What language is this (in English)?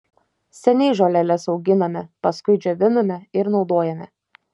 Lithuanian